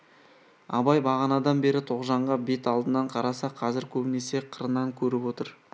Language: Kazakh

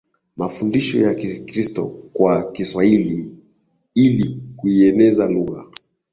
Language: Swahili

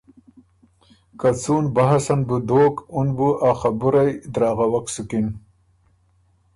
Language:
Ormuri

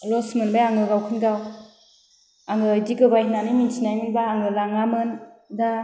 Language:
Bodo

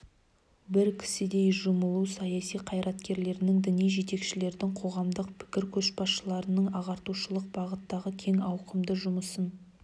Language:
Kazakh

